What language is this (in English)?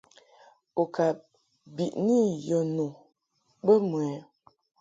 Mungaka